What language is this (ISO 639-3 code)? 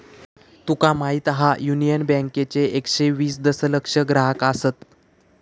mar